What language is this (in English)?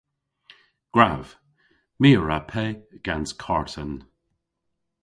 Cornish